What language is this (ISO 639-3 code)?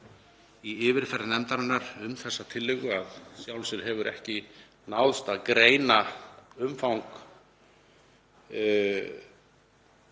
isl